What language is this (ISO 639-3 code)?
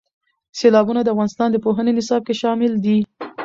pus